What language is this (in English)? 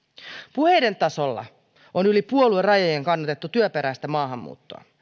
Finnish